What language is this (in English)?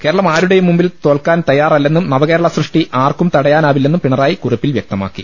Malayalam